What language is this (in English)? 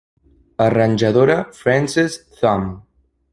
Catalan